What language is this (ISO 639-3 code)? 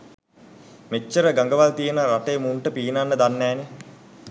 sin